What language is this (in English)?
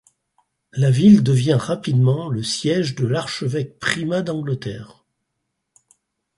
French